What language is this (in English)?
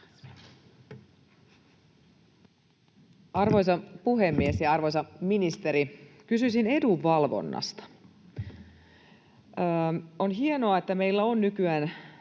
Finnish